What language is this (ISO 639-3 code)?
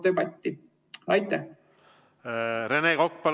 est